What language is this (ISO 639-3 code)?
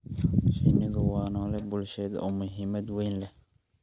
som